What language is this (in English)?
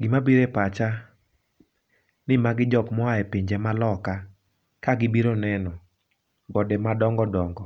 Luo (Kenya and Tanzania)